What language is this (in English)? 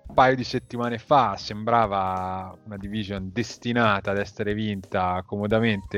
Italian